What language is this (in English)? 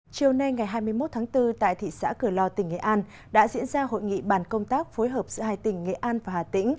Vietnamese